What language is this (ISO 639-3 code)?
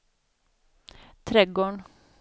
swe